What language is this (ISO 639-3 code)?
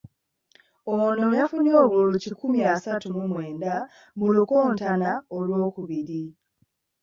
lug